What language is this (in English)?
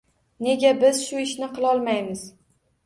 Uzbek